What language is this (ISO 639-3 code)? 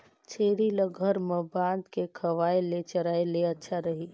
hne